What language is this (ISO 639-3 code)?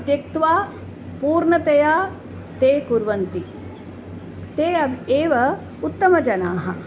san